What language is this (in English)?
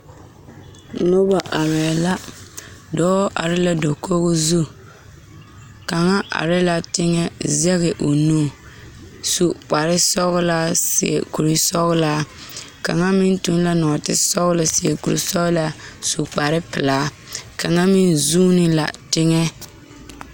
Southern Dagaare